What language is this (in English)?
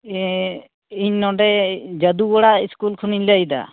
Santali